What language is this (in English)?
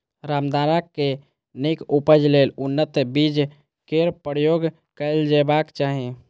Maithili